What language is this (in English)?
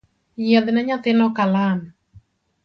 Luo (Kenya and Tanzania)